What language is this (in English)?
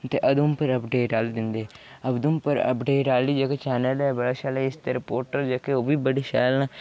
Dogri